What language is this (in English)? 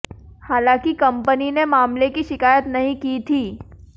Hindi